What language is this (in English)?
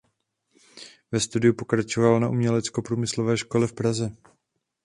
Czech